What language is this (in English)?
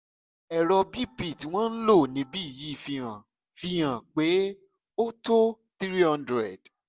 Yoruba